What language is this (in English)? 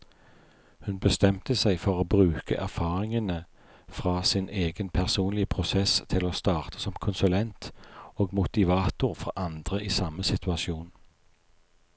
Norwegian